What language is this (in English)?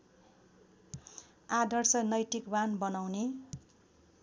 Nepali